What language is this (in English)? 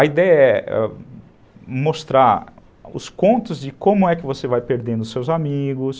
Portuguese